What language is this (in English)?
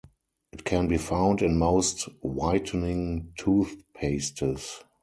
English